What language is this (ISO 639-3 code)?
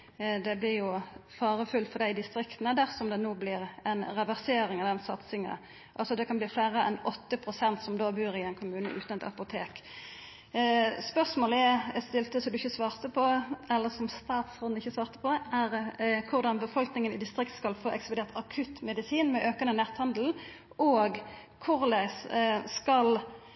nno